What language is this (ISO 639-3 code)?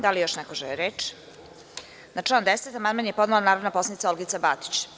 srp